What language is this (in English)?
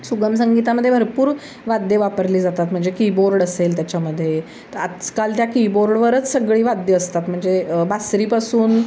Marathi